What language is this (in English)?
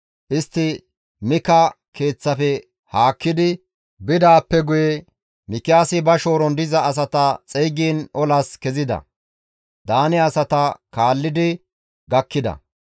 Gamo